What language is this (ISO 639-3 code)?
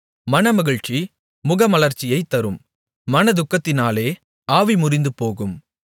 tam